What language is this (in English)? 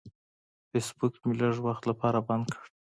Pashto